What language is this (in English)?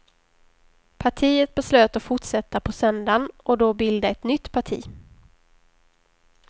Swedish